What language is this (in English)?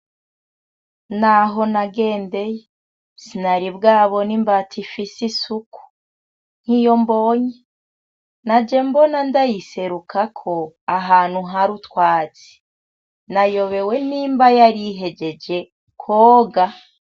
Rundi